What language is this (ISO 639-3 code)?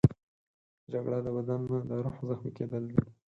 pus